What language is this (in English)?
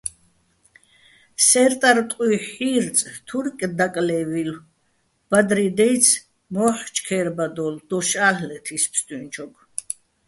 Bats